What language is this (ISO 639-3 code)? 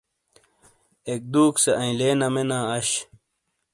scl